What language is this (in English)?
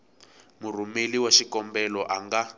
Tsonga